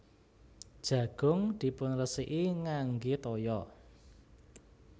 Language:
Javanese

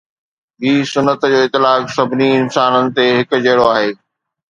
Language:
Sindhi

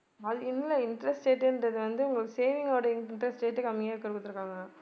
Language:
Tamil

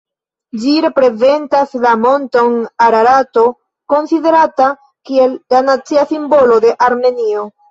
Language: Esperanto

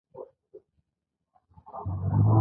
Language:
Pashto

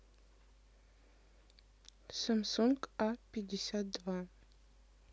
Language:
Russian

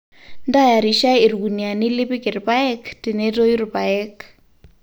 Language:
Masai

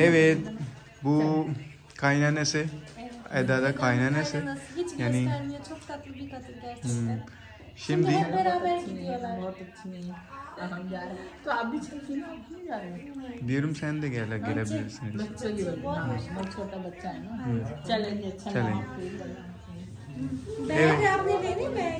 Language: Turkish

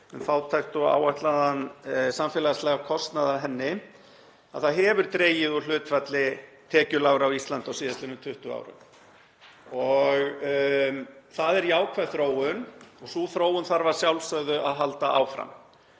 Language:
Icelandic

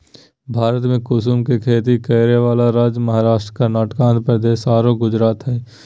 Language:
Magahi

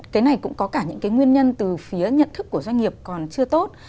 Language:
Vietnamese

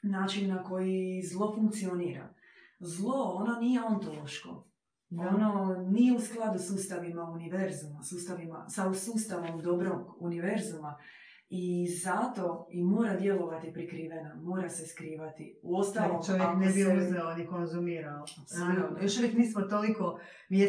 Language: Croatian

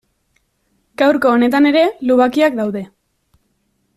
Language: Basque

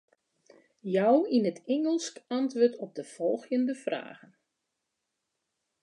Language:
Western Frisian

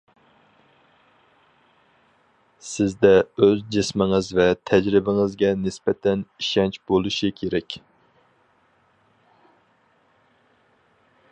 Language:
Uyghur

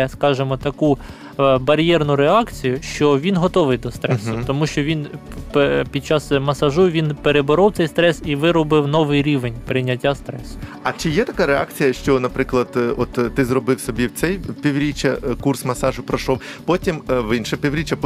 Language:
Ukrainian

